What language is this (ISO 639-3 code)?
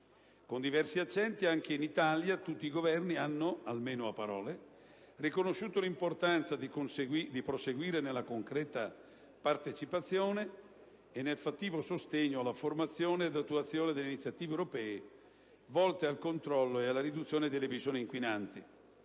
ita